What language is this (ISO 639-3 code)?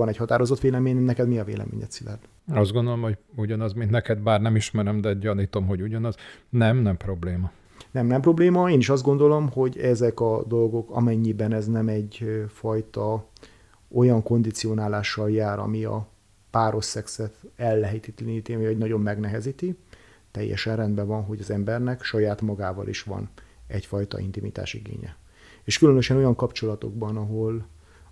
hun